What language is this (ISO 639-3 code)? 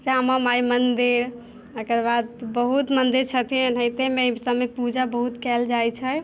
mai